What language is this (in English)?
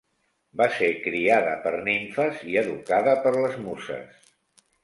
Catalan